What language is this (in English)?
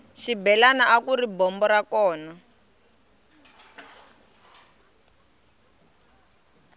Tsonga